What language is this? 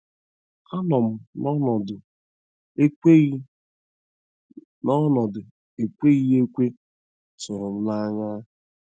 Igbo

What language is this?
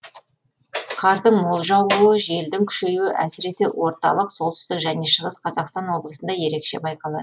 Kazakh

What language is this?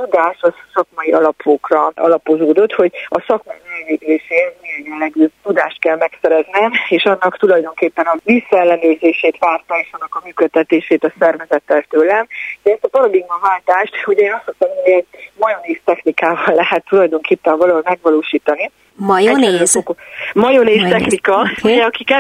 Hungarian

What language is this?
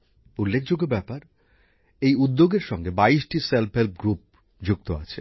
Bangla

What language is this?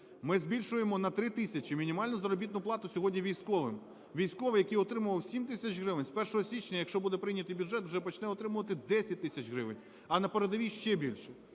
Ukrainian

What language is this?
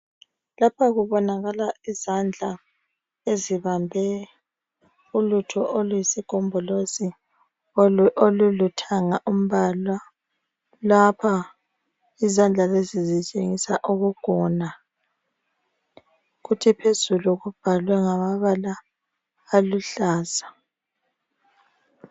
North Ndebele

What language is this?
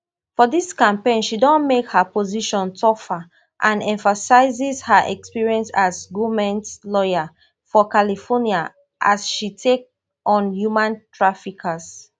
Nigerian Pidgin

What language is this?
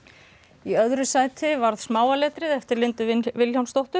Icelandic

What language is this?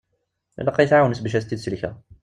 Kabyle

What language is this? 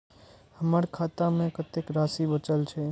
Maithili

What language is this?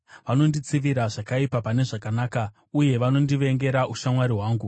Shona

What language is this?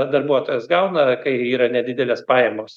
Lithuanian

